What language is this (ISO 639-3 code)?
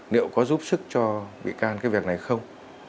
vie